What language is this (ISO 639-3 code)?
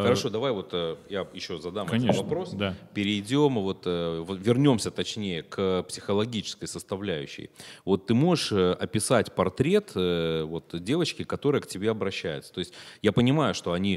rus